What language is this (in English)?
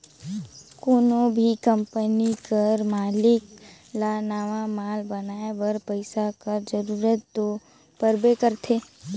Chhattisgarhi